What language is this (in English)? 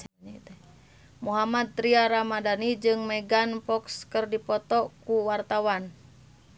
Sundanese